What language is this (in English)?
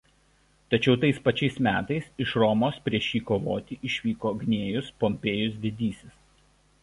Lithuanian